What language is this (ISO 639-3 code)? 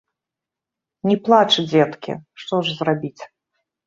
bel